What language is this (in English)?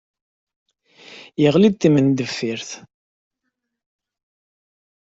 Kabyle